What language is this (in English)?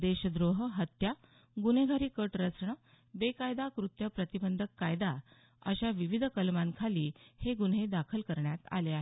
Marathi